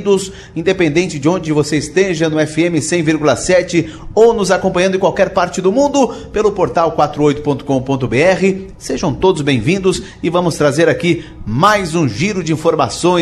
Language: Portuguese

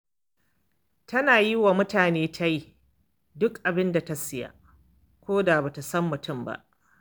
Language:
Hausa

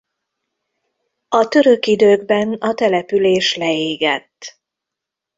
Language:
Hungarian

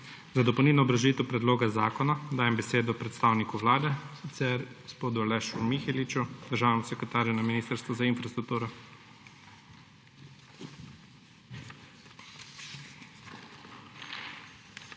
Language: Slovenian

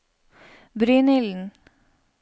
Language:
Norwegian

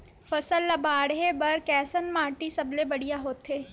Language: Chhattisgarhi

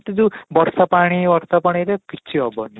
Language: Odia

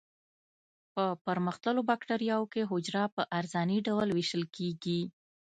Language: Pashto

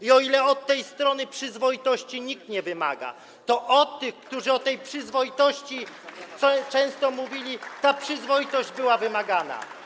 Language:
Polish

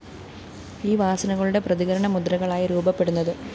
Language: Malayalam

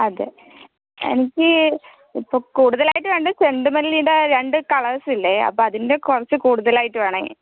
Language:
Malayalam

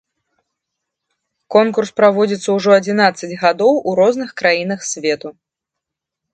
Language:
Belarusian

